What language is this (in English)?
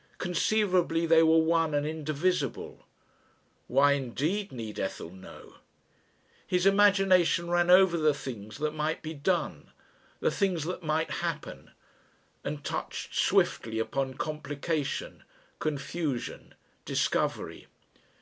English